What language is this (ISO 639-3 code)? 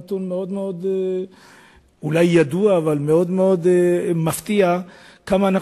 heb